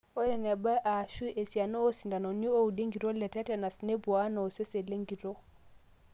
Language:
Masai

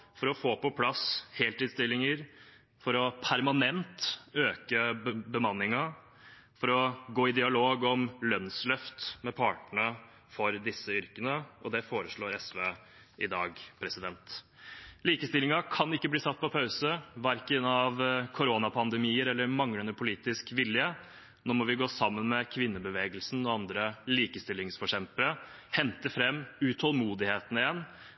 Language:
Norwegian Bokmål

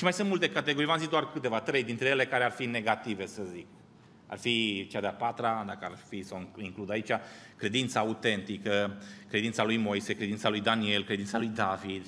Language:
Romanian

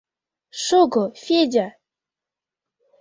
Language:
Mari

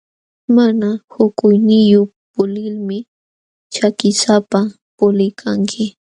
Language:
Jauja Wanca Quechua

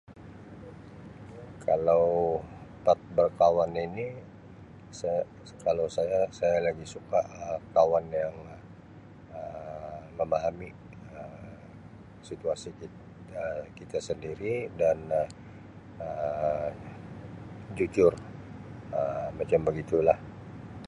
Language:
Sabah Malay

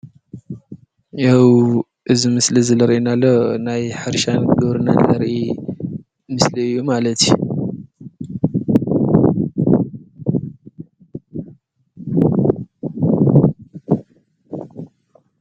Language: Tigrinya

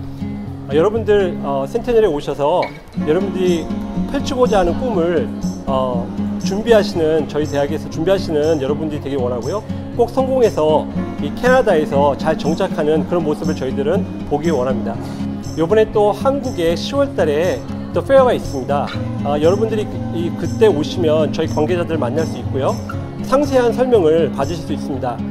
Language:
Korean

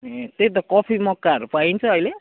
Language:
Nepali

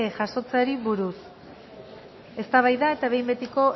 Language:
Basque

